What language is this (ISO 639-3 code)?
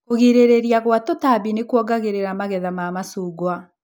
kik